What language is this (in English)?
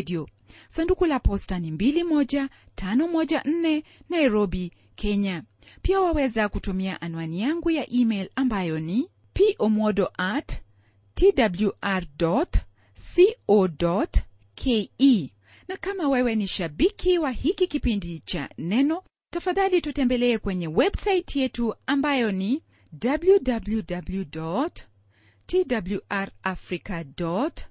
Swahili